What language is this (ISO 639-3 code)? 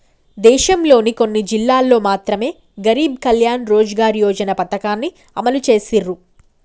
tel